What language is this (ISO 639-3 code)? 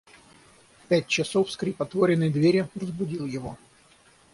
rus